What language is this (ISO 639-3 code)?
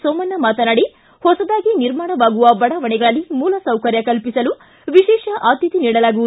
kan